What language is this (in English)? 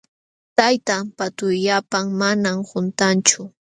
Jauja Wanca Quechua